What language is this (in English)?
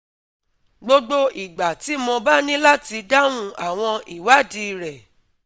Yoruba